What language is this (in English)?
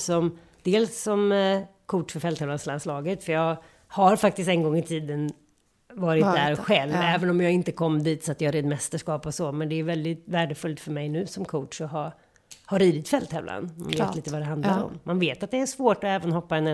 Swedish